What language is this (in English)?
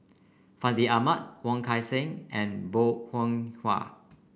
English